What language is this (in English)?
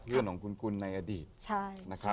Thai